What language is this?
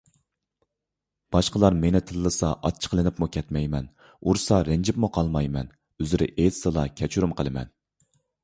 Uyghur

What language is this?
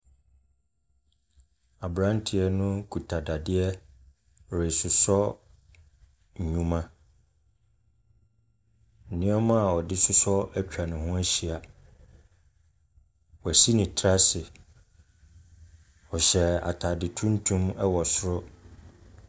Akan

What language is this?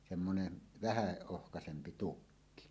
Finnish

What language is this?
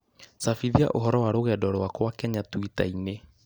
Kikuyu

